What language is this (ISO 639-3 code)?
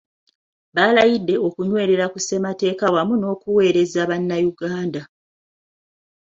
lug